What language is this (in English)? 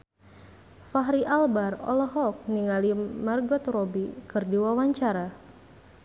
Sundanese